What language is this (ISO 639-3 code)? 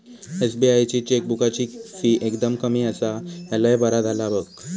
mar